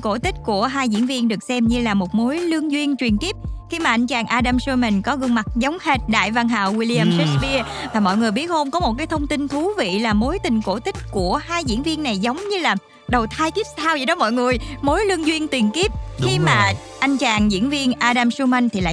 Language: Vietnamese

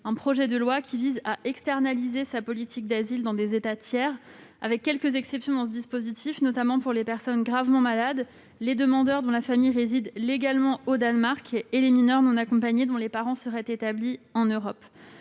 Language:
French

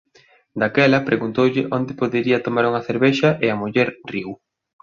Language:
Galician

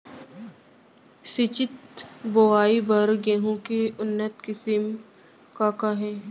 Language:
Chhattisgarhi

